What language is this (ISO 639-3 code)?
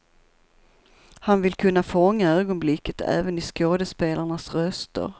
swe